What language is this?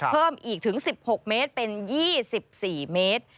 Thai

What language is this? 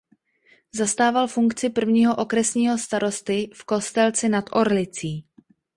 Czech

